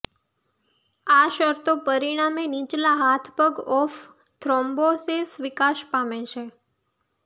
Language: Gujarati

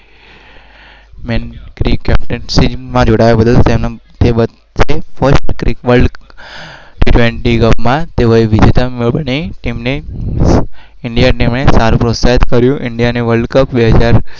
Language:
Gujarati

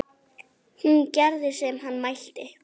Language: Icelandic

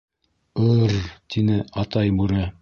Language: Bashkir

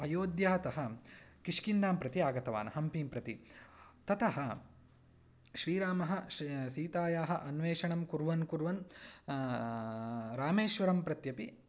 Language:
Sanskrit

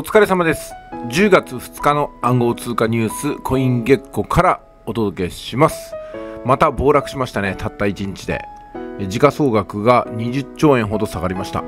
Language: Japanese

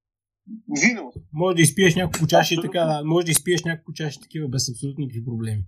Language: Bulgarian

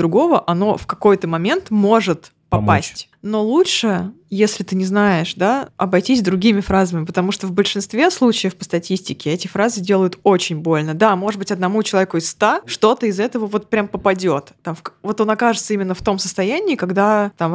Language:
Russian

